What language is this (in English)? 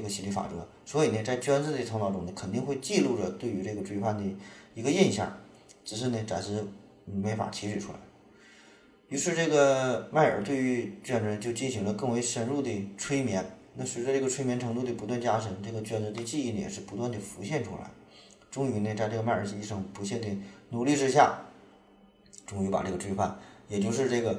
Chinese